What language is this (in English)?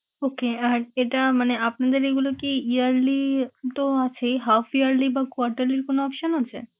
Bangla